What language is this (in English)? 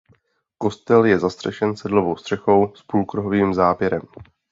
Czech